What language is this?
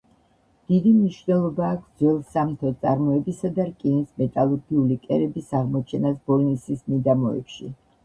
Georgian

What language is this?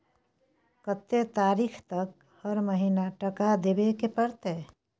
Maithili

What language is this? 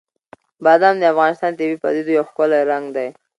Pashto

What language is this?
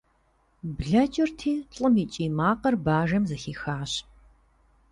Kabardian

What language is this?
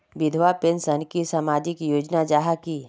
Magahi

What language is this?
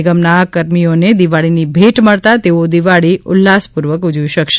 Gujarati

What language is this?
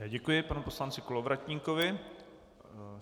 Czech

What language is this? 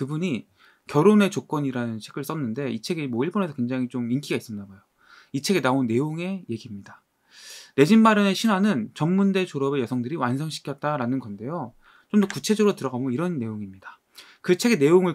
Korean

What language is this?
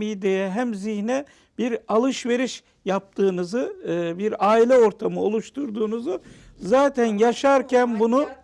Turkish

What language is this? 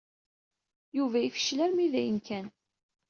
Kabyle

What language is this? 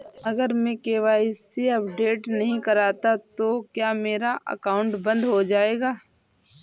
Hindi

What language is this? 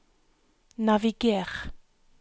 Norwegian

